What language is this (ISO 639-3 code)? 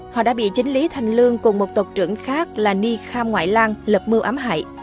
vie